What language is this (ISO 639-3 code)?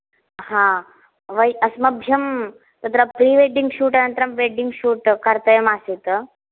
san